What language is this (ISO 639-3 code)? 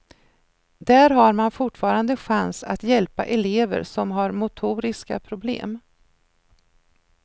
swe